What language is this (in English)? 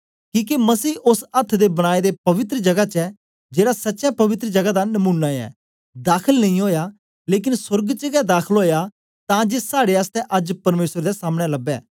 Dogri